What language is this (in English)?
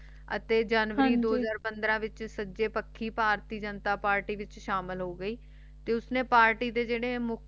Punjabi